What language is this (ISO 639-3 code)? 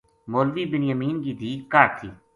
gju